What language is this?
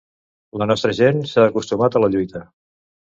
Catalan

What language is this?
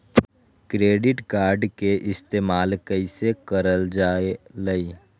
Magahi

